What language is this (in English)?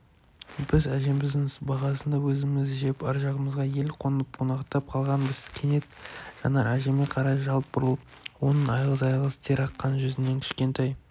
Kazakh